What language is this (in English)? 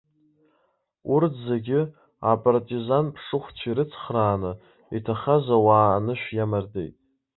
Abkhazian